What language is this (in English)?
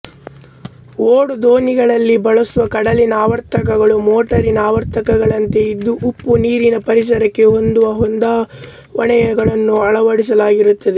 Kannada